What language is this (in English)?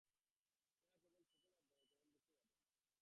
Bangla